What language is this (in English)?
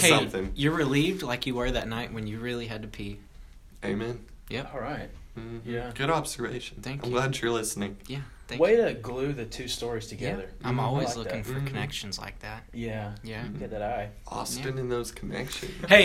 English